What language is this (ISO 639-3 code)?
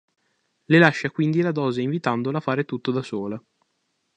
ita